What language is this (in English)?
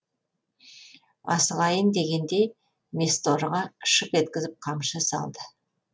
Kazakh